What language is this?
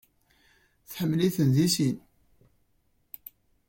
Kabyle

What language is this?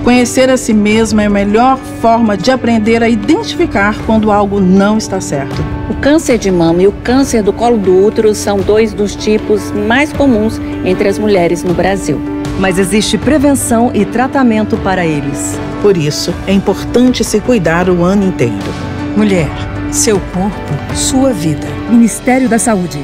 Portuguese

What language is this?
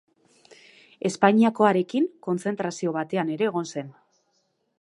Basque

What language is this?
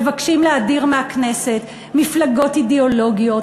Hebrew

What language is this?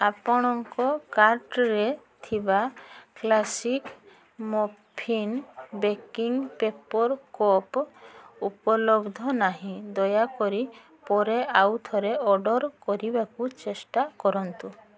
Odia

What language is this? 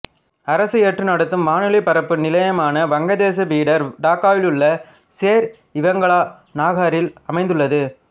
Tamil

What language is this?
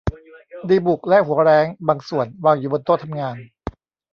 Thai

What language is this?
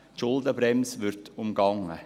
Swiss German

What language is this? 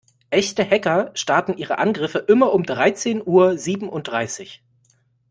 German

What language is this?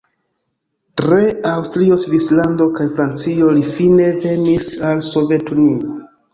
Esperanto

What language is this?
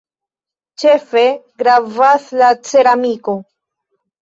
Esperanto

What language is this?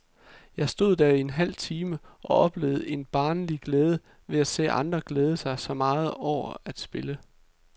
Danish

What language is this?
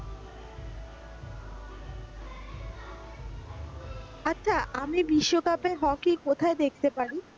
Bangla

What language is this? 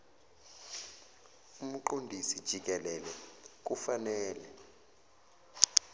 Zulu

